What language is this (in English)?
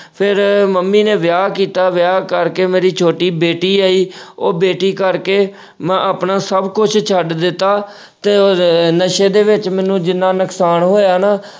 Punjabi